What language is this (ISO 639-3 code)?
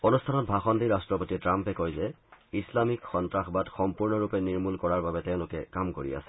asm